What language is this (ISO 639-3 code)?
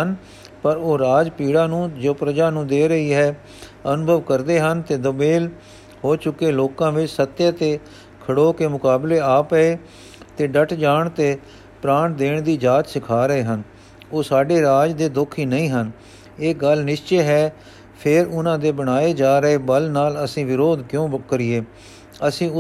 pan